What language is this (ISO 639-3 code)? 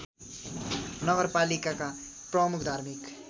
nep